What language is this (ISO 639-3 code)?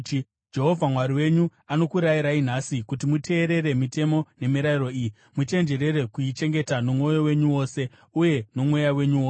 sna